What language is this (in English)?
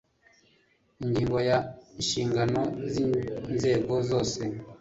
Kinyarwanda